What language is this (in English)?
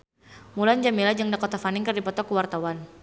Sundanese